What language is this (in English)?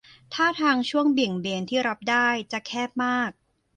Thai